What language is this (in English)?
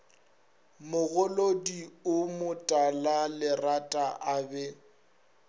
Northern Sotho